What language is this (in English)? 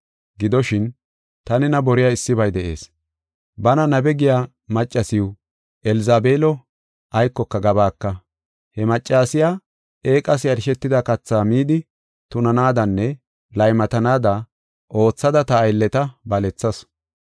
Gofa